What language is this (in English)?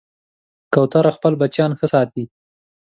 Pashto